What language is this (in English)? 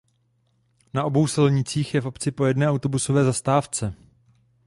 Czech